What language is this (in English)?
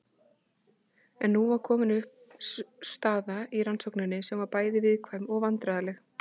Icelandic